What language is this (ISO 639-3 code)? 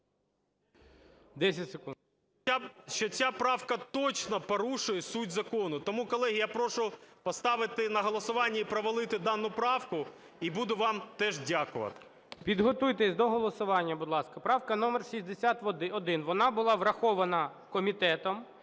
ukr